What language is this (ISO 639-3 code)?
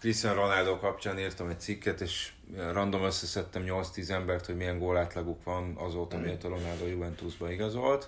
hun